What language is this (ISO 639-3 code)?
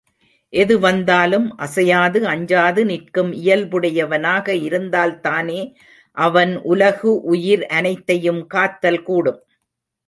tam